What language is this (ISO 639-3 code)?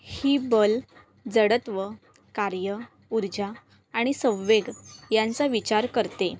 mar